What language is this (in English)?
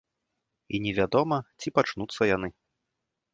Belarusian